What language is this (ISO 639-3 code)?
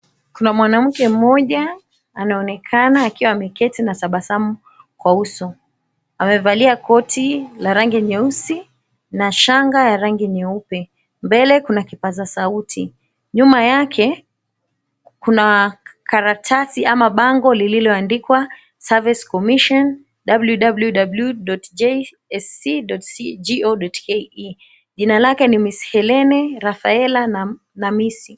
swa